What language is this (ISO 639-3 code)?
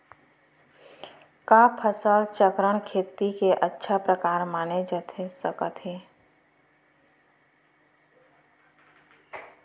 hne